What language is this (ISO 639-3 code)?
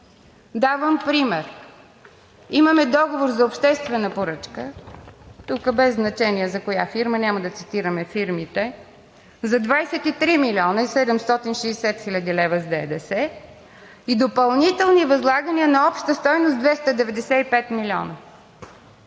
bul